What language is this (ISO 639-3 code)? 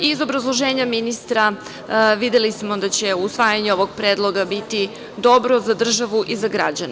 srp